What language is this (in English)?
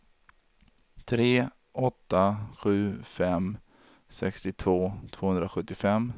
Swedish